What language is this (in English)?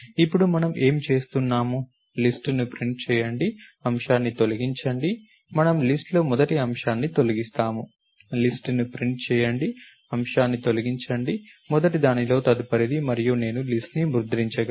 Telugu